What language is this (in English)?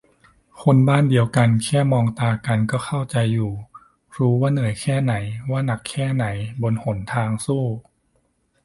Thai